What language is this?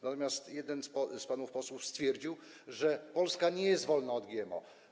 Polish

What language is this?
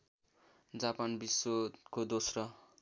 Nepali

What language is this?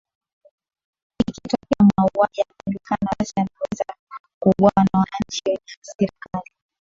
Swahili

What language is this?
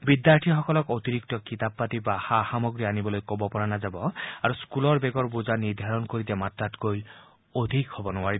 Assamese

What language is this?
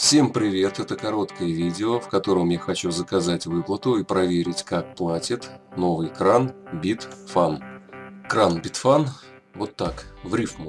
Russian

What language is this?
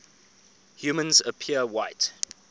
English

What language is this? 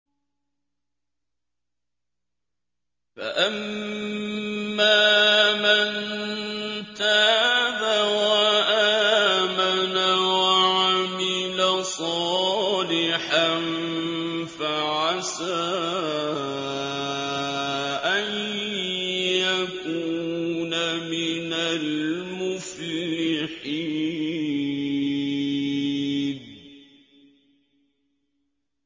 Arabic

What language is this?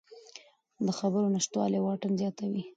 Pashto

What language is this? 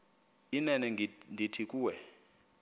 Xhosa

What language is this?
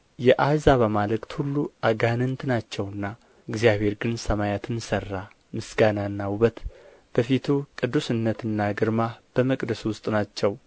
Amharic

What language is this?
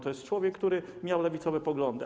Polish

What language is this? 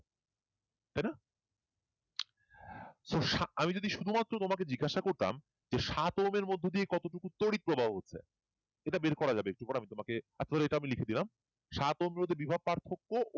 Bangla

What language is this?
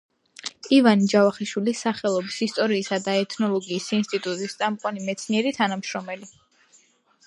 Georgian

